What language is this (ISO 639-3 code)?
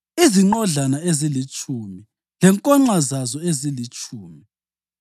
nde